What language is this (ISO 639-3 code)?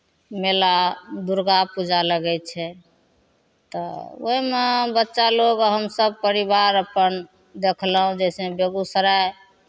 mai